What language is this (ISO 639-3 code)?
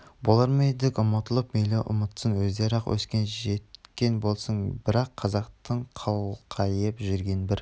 kaz